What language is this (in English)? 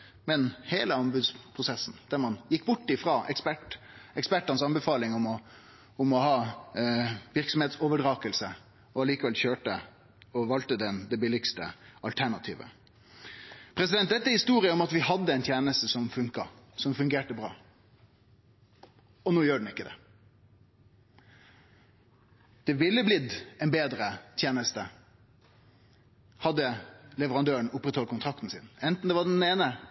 Norwegian Nynorsk